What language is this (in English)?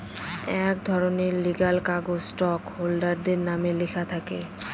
Bangla